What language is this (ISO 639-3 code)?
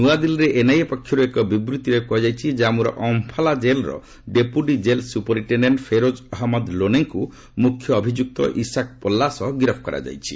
ori